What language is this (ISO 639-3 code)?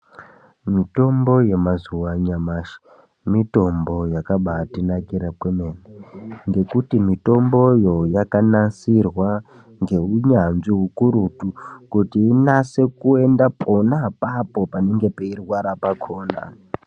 ndc